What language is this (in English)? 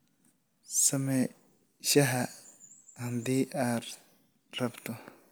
Somali